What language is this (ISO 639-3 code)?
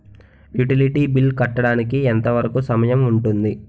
tel